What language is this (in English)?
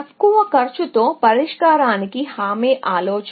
Telugu